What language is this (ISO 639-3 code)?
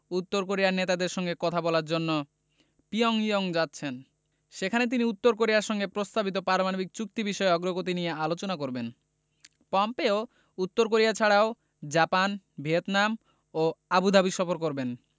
ben